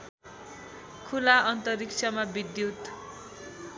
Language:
Nepali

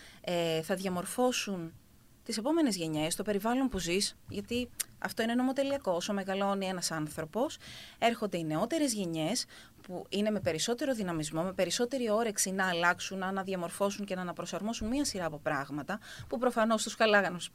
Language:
Greek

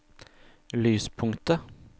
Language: Norwegian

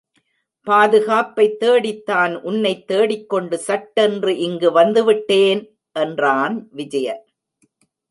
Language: Tamil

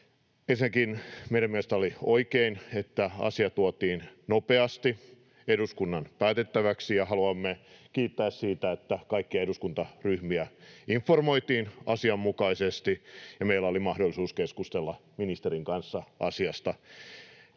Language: Finnish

